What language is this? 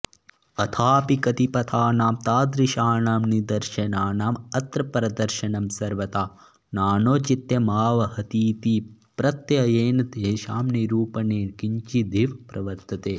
Sanskrit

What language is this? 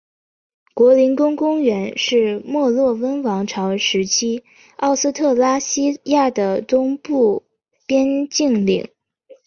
Chinese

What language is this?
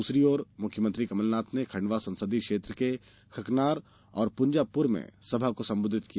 Hindi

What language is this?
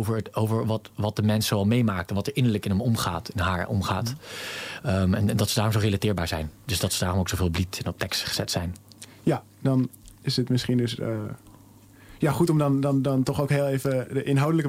Dutch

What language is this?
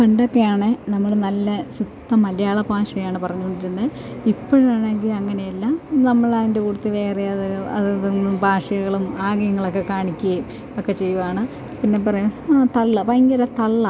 Malayalam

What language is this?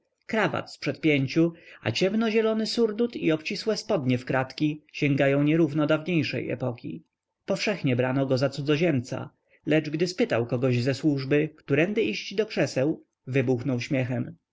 Polish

